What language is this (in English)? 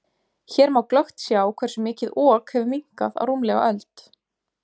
Icelandic